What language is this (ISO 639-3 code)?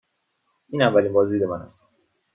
fas